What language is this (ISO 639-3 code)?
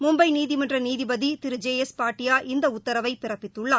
tam